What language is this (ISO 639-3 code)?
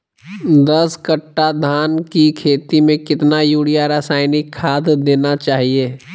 mag